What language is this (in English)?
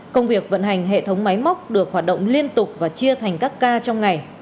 Vietnamese